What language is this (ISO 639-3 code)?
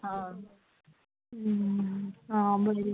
kok